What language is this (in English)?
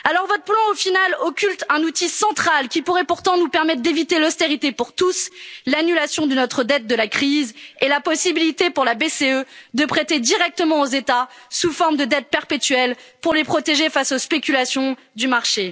French